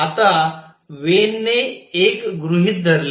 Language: Marathi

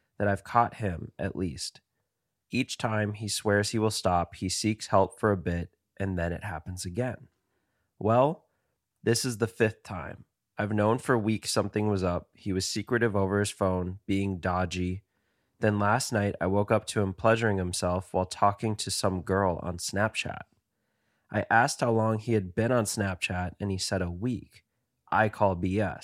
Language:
English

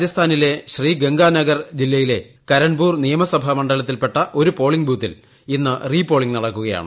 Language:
Malayalam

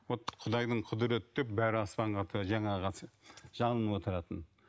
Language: Kazakh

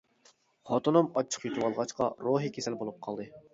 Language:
Uyghur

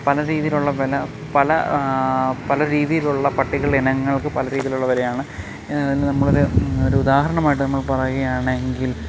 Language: Malayalam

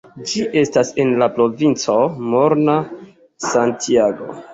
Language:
Esperanto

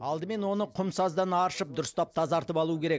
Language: Kazakh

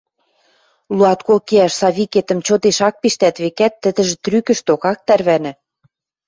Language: Western Mari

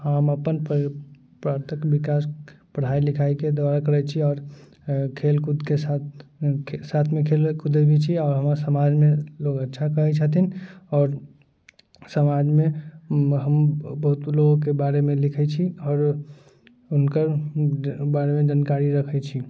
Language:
Maithili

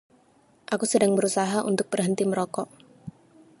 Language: Indonesian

